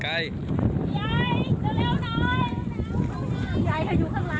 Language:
Thai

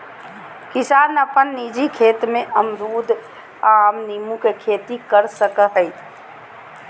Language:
Magahi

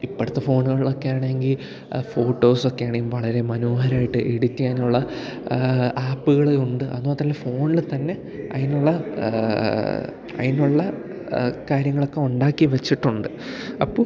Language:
Malayalam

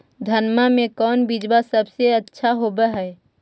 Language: Magahi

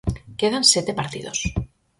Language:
Galician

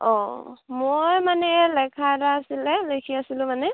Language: Assamese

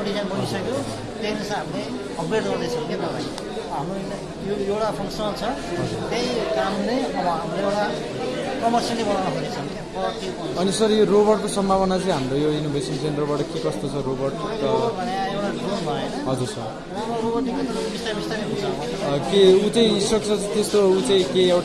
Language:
Nepali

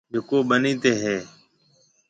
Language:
Marwari (Pakistan)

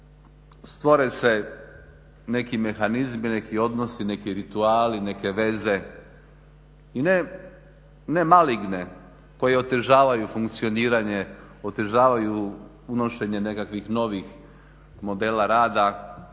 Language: Croatian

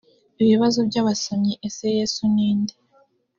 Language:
Kinyarwanda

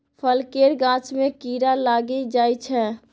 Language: Maithili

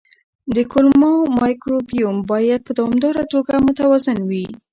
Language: Pashto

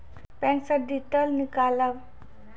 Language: Maithili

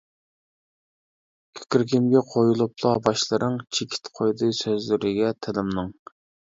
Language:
Uyghur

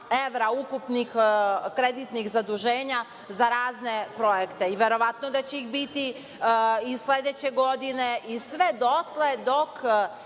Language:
Serbian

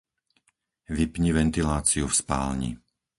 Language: Slovak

